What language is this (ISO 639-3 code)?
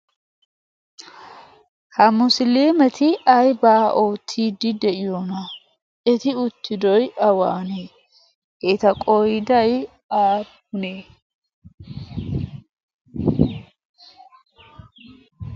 wal